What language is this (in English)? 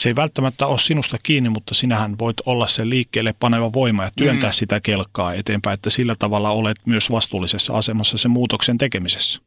Finnish